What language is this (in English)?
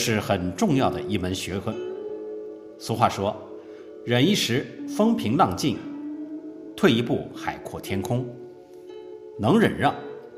Chinese